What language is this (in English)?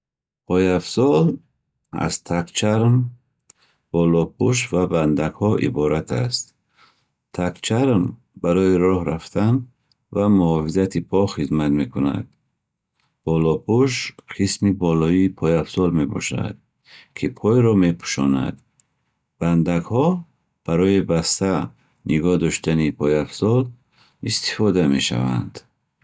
Bukharic